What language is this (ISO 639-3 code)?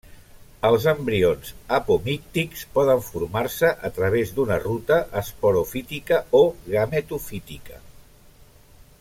cat